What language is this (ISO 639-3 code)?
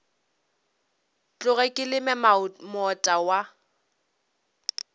nso